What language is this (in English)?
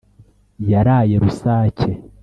Kinyarwanda